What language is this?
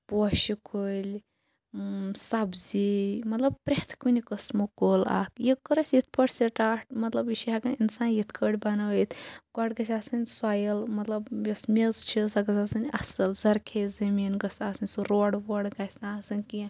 Kashmiri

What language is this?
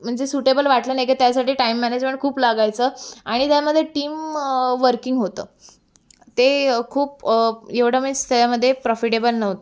Marathi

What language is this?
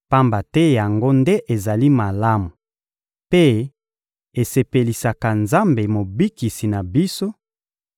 Lingala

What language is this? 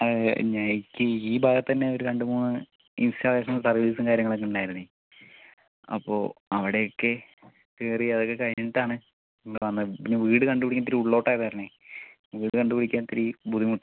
Malayalam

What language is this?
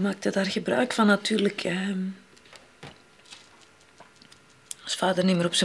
Dutch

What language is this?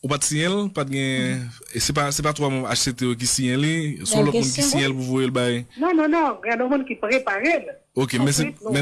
French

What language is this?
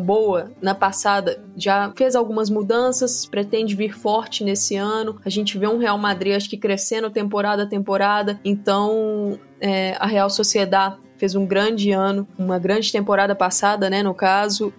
Portuguese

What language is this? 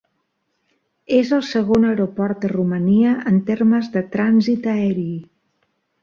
Catalan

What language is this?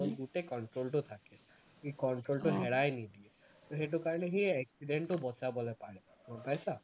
Assamese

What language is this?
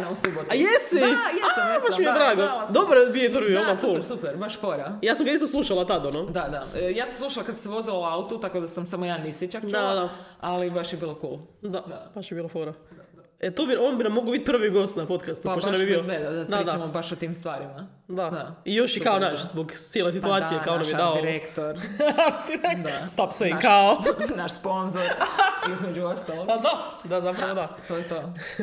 Croatian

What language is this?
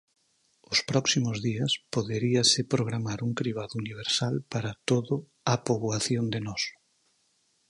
Galician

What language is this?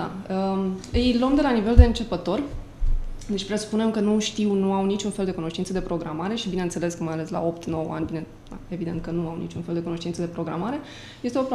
Romanian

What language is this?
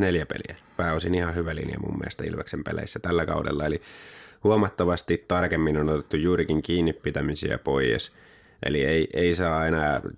Finnish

